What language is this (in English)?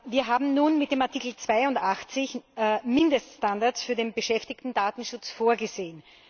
German